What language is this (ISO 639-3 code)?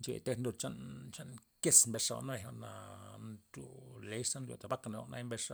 ztp